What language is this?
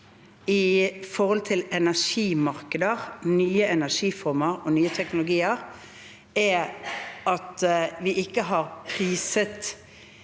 Norwegian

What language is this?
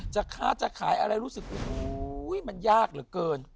Thai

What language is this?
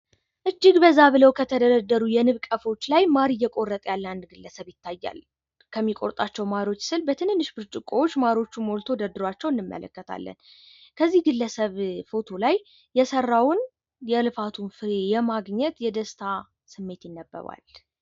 Amharic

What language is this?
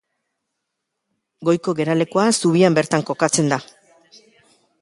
Basque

